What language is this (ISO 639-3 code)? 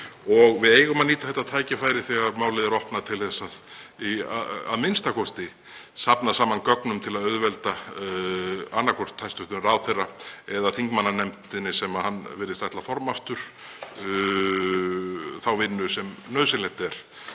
isl